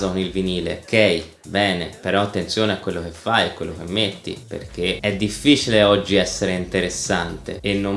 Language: Italian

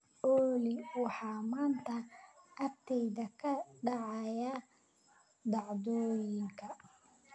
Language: Somali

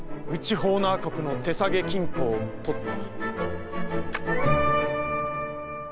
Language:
Japanese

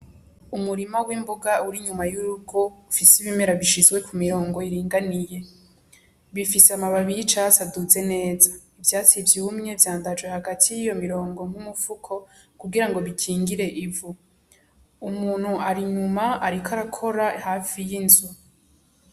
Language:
Rundi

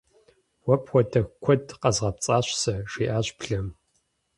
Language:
Kabardian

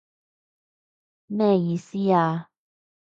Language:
Cantonese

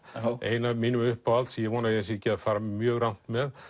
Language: Icelandic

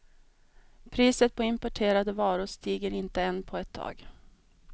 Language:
Swedish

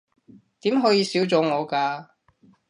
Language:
Cantonese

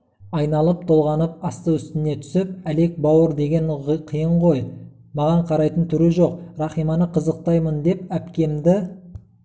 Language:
Kazakh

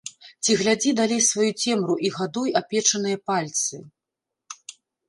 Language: Belarusian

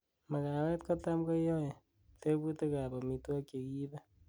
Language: Kalenjin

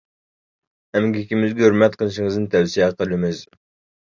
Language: Uyghur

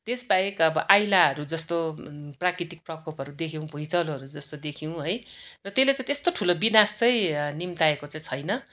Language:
Nepali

